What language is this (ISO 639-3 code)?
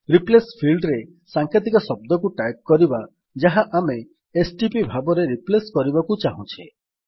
ori